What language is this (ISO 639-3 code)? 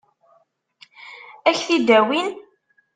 kab